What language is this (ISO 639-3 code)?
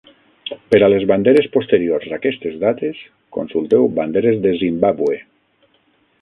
cat